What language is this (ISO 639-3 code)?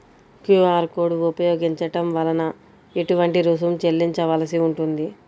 tel